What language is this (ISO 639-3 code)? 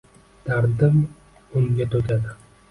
uzb